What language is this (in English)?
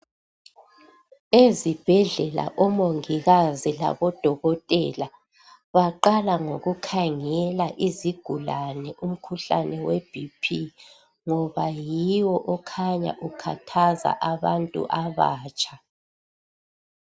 North Ndebele